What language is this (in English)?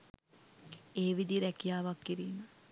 Sinhala